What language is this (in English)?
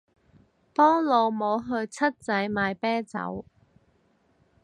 Cantonese